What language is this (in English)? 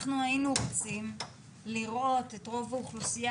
Hebrew